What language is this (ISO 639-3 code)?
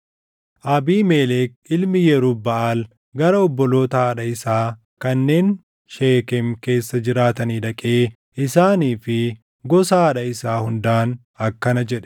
orm